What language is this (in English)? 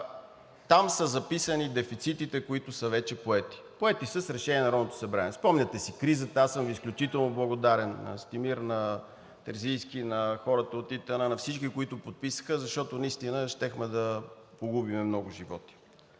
Bulgarian